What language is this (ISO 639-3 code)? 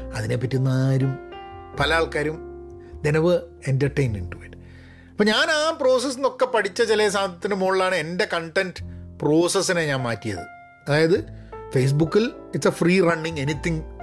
mal